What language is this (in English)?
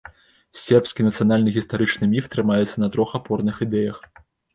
Belarusian